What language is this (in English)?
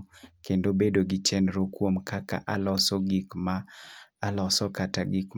Luo (Kenya and Tanzania)